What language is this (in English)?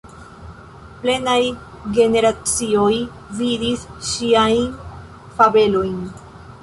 Esperanto